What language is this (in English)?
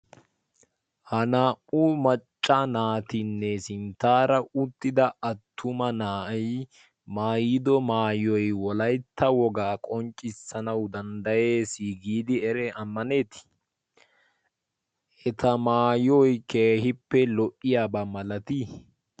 Wolaytta